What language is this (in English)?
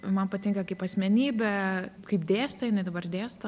Lithuanian